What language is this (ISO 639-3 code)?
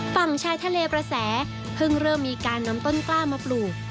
tha